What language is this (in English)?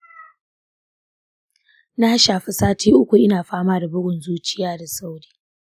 Hausa